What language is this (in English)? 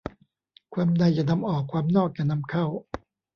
Thai